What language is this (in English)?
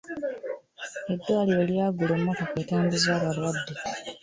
Ganda